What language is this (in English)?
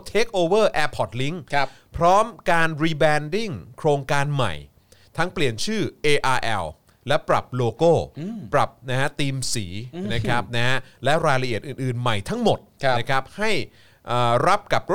Thai